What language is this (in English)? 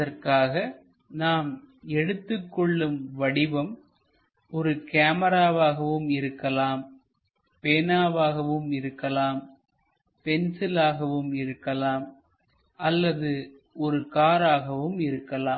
Tamil